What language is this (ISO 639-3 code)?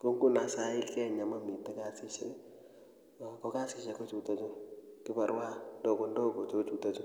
kln